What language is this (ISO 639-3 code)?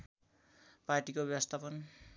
nep